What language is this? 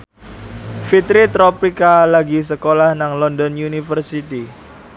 Javanese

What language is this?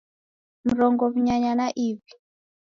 Taita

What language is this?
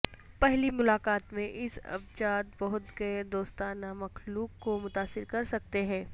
Urdu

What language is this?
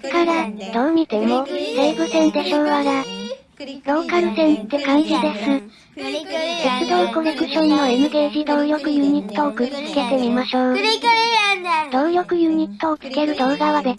Japanese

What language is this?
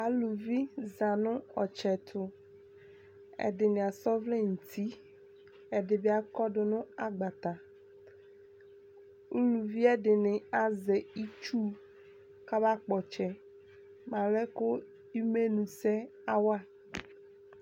Ikposo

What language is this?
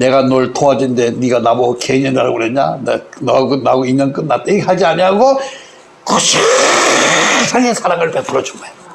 Korean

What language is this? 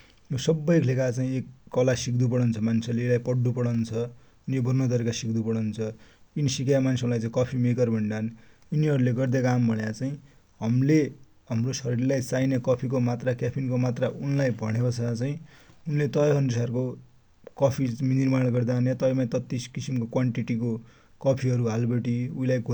Dotyali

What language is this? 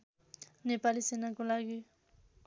Nepali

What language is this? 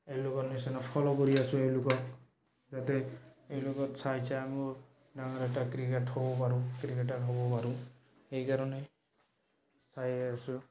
Assamese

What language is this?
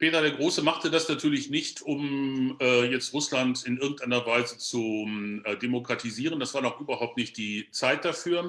German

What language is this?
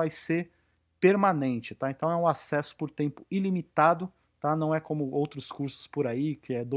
Portuguese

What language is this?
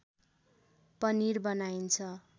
Nepali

